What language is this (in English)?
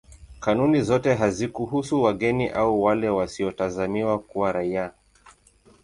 Swahili